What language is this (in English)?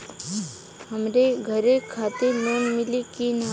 Bhojpuri